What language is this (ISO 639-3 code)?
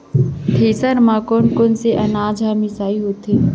hne